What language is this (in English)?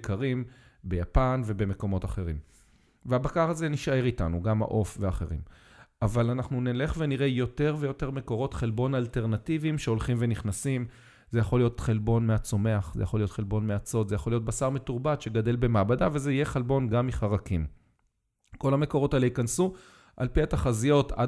Hebrew